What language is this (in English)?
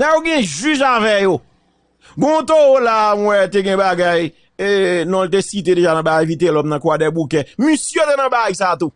French